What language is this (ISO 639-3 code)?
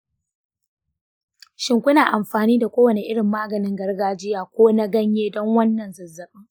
hau